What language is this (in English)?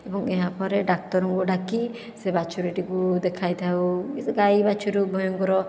Odia